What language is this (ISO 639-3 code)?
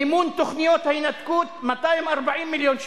heb